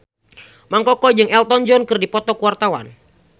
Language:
Sundanese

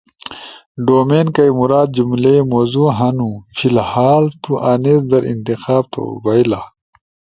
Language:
Ushojo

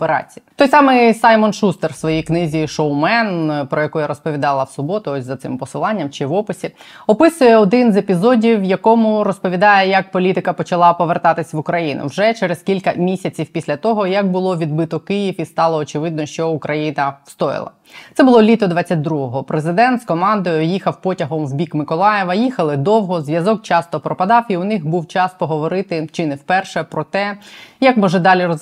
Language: Ukrainian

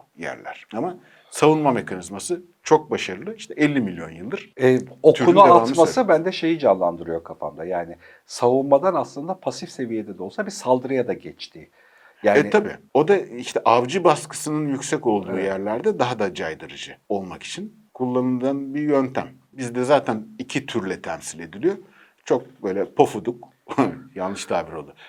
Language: Turkish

